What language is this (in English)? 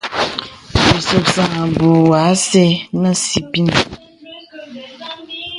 Bebele